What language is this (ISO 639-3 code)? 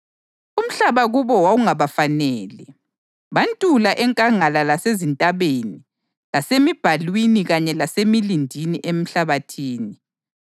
nde